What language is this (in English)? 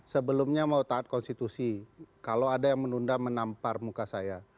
Indonesian